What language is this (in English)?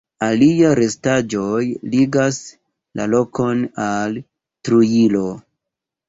Esperanto